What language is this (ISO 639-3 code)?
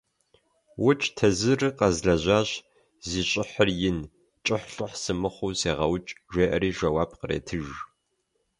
kbd